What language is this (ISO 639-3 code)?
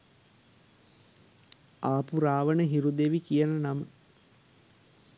sin